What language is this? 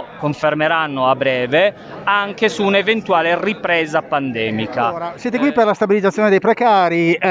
Italian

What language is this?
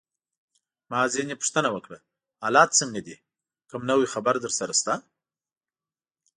Pashto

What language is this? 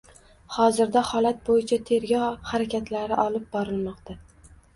Uzbek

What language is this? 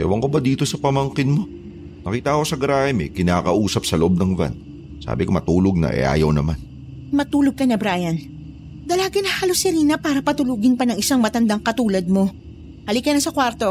Filipino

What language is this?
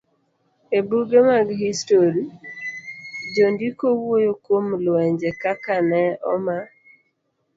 Luo (Kenya and Tanzania)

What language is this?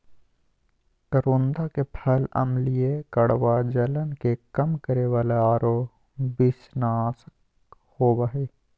Magahi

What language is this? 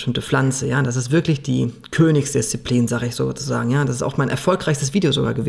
German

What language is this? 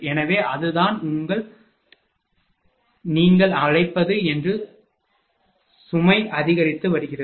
Tamil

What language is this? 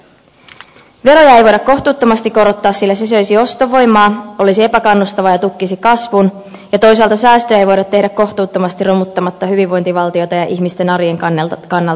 Finnish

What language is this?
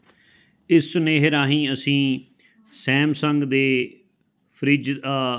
Punjabi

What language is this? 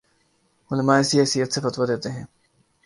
Urdu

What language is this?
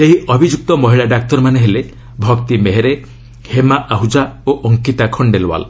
Odia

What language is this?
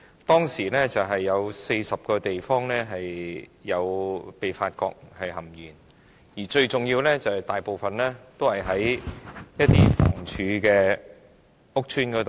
Cantonese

